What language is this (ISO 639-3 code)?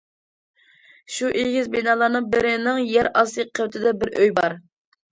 uig